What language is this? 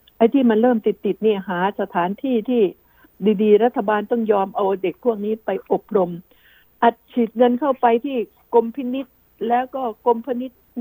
Thai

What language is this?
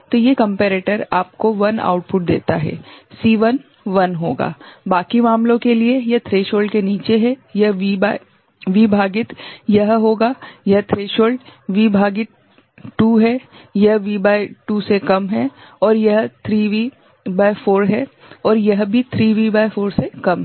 Hindi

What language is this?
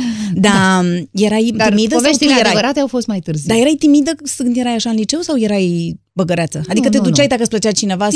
Romanian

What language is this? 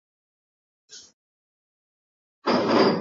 Swahili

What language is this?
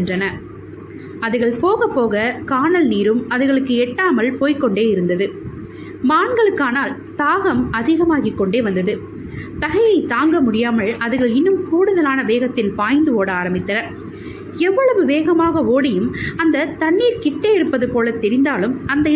Tamil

